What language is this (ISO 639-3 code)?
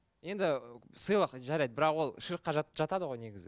kaz